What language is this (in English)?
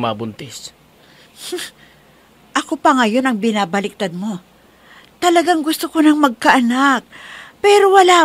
Filipino